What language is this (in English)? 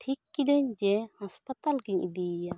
Santali